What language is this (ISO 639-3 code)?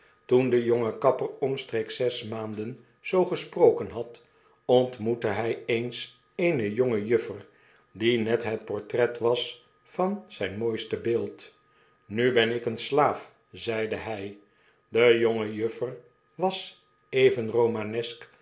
nld